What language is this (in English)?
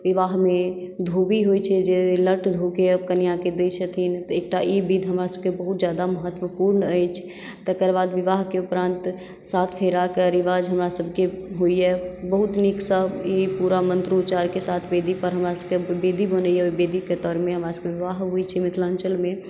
Maithili